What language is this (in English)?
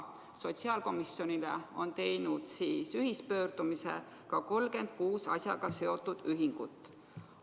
Estonian